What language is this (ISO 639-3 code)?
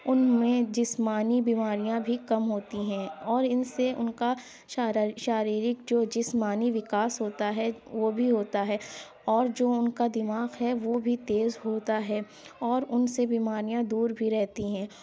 urd